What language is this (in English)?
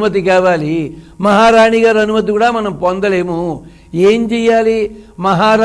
Telugu